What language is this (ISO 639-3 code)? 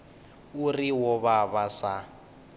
ven